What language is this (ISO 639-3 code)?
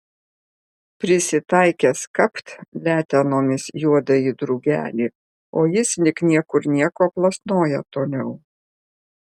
lit